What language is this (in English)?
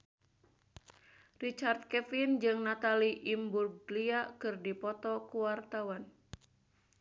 Sundanese